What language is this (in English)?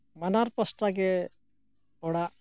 Santali